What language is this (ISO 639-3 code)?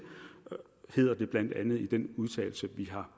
dan